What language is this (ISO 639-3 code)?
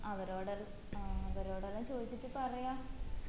mal